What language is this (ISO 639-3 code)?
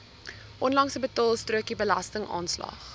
afr